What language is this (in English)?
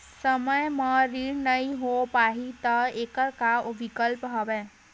Chhattisgarhi